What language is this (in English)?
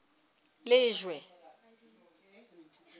Southern Sotho